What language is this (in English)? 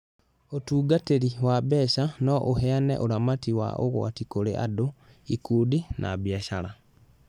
Kikuyu